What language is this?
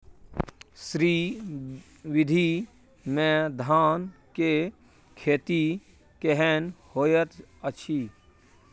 Maithili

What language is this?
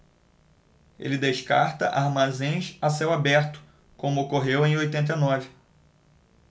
Portuguese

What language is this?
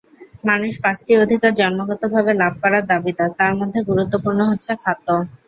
Bangla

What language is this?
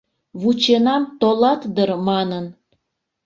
Mari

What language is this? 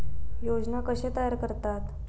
Marathi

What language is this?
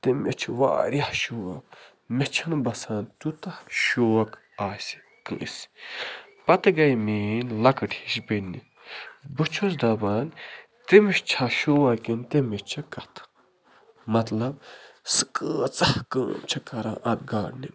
Kashmiri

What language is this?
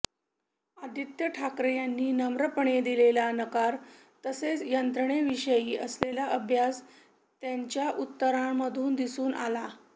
Marathi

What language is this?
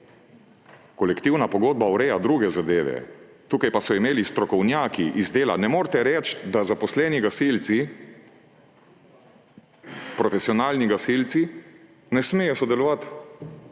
Slovenian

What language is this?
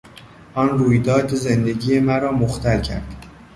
Persian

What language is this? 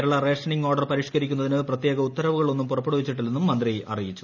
Malayalam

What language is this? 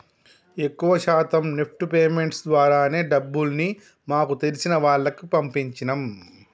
Telugu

